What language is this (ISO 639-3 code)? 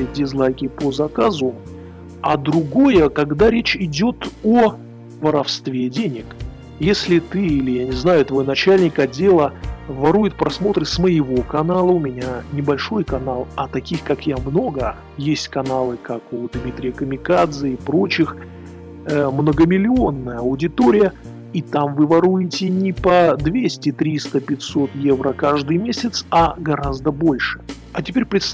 rus